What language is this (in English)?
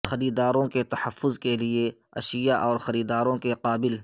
Urdu